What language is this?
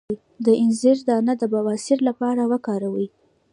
Pashto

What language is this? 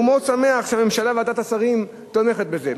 Hebrew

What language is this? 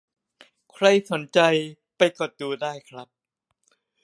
Thai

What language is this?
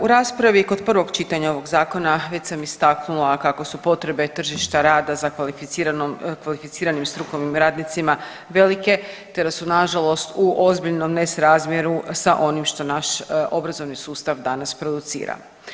Croatian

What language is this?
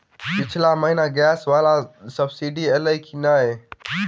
Maithili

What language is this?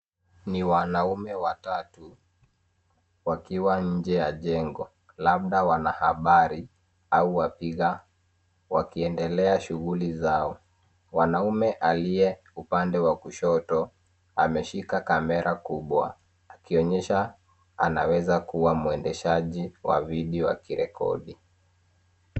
Swahili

